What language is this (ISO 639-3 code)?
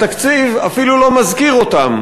heb